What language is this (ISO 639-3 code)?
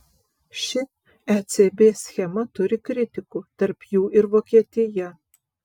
lit